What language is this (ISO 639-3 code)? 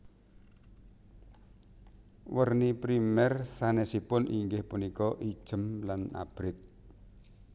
jav